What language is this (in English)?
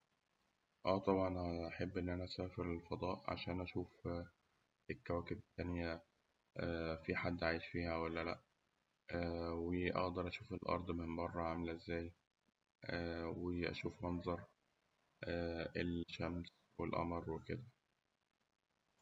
Egyptian Arabic